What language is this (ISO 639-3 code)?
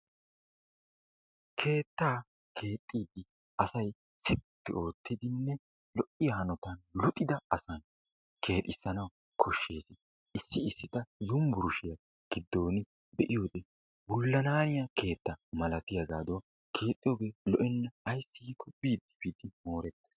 wal